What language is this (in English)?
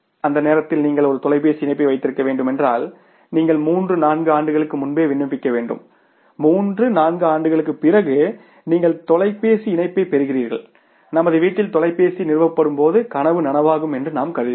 Tamil